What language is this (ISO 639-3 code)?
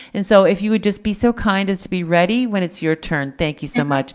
eng